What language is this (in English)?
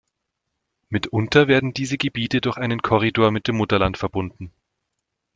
German